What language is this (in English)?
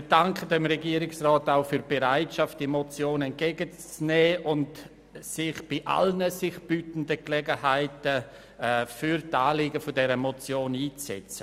Swiss German